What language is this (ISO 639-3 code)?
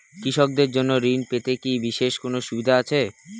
ben